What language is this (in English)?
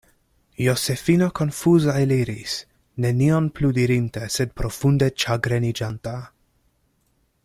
Esperanto